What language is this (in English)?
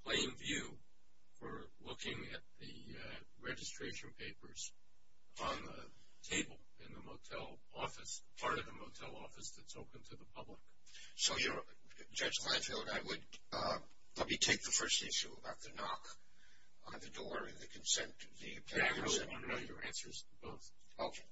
English